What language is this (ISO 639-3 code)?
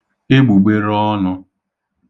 ibo